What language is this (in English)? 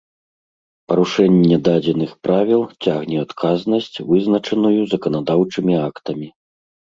Belarusian